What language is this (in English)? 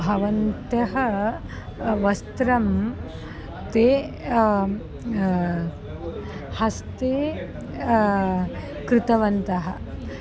Sanskrit